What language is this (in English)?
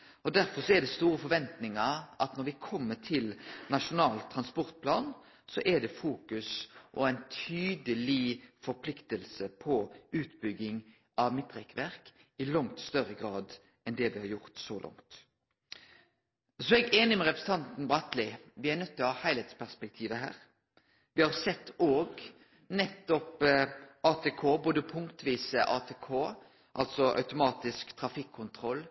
Norwegian Nynorsk